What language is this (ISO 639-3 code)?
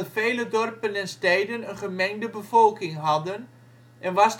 nld